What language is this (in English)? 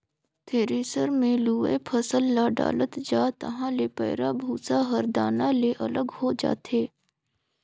Chhattisgarhi